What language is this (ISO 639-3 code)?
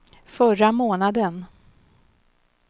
swe